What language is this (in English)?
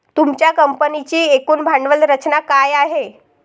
Marathi